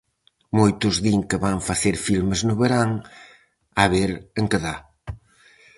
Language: Galician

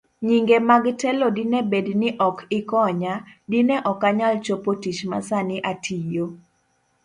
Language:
Luo (Kenya and Tanzania)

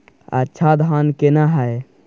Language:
Maithili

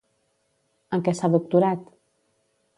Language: Catalan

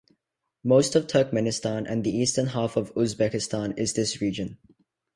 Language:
English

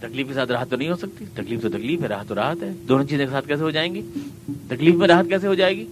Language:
Urdu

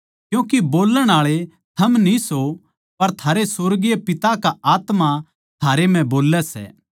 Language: Haryanvi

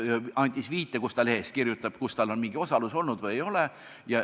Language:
Estonian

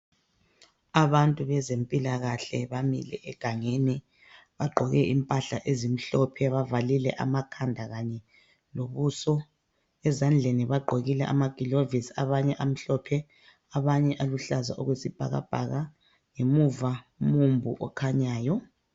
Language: North Ndebele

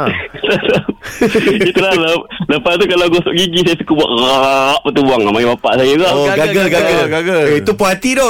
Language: Malay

